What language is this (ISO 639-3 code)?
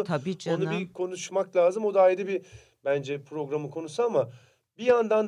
tur